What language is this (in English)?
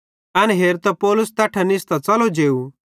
Bhadrawahi